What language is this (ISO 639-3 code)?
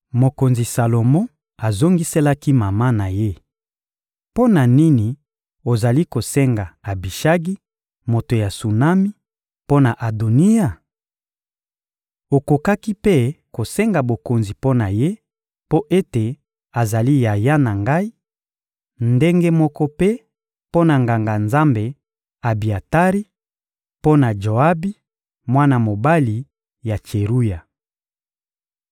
lin